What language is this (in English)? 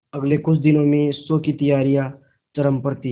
Hindi